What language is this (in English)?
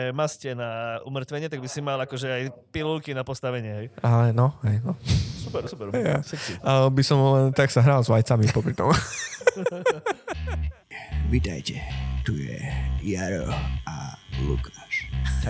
Slovak